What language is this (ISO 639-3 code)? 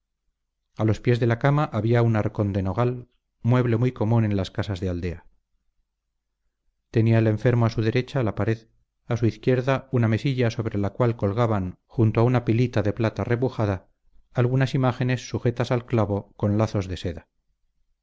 spa